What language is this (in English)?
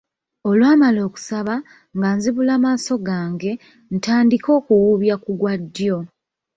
Ganda